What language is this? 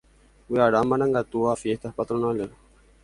Guarani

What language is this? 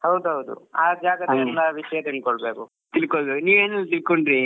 Kannada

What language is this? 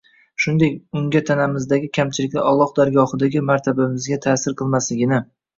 Uzbek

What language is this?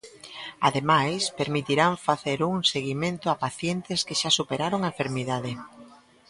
Galician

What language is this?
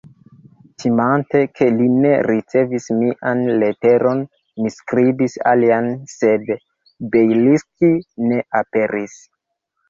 Esperanto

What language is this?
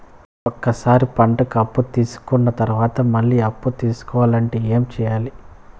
Telugu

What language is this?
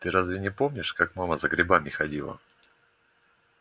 Russian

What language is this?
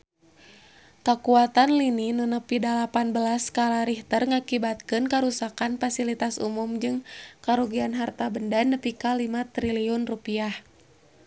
Sundanese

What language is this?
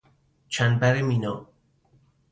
Persian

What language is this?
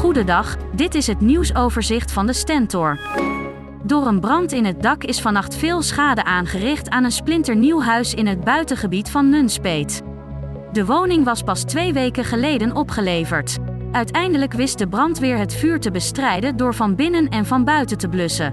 Dutch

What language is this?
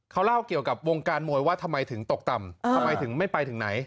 Thai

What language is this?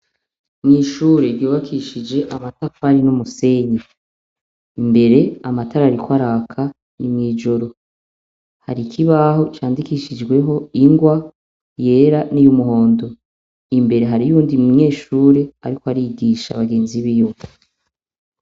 Rundi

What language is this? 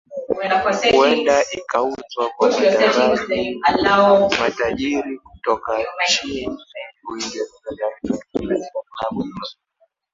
Swahili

